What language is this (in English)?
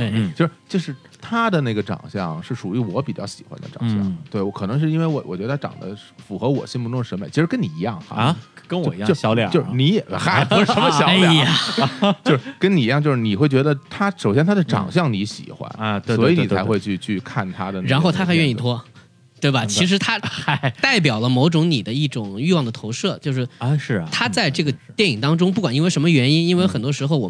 Chinese